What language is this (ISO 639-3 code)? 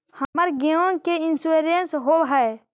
mag